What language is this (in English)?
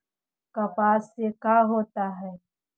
Magahi